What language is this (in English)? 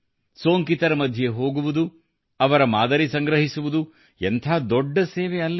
Kannada